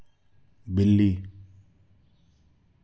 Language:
Dogri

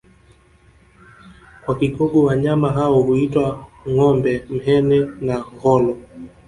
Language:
Swahili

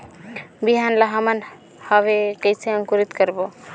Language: Chhattisgarhi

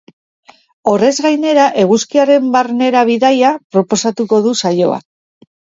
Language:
Basque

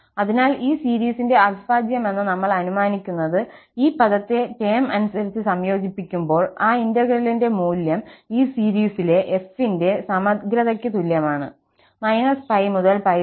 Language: Malayalam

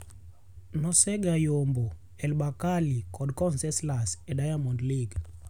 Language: Luo (Kenya and Tanzania)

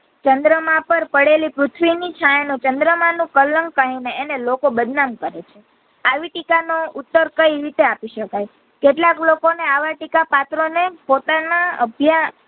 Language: Gujarati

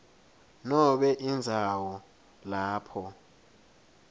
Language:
Swati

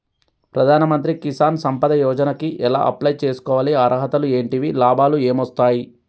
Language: Telugu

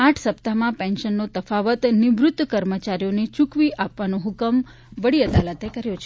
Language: Gujarati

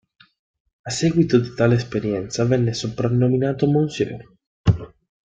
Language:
Italian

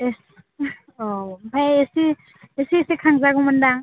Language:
Bodo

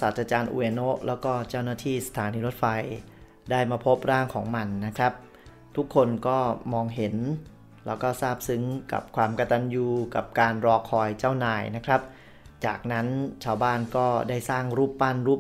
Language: Thai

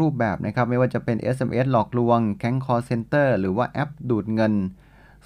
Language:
Thai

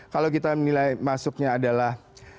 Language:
Indonesian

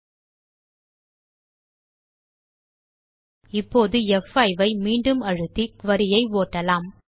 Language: Tamil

